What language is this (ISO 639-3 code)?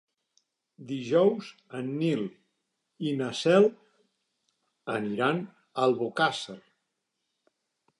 cat